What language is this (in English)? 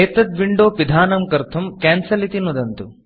Sanskrit